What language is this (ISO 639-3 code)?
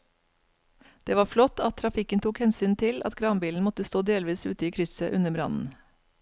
nor